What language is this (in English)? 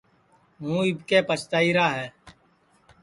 Sansi